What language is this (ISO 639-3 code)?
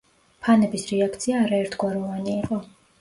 kat